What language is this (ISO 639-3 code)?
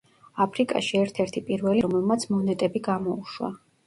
kat